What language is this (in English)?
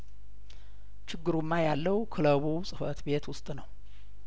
Amharic